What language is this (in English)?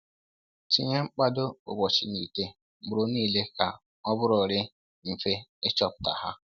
Igbo